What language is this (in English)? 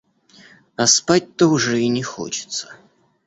Russian